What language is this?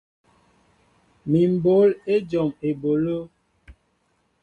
Mbo (Cameroon)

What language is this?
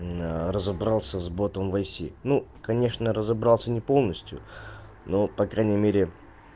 Russian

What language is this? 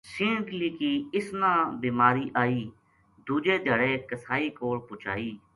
Gujari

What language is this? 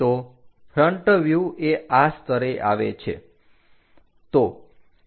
Gujarati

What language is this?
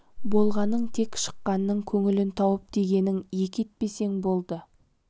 Kazakh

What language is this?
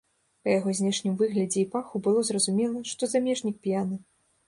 Belarusian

